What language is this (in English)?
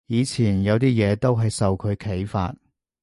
Cantonese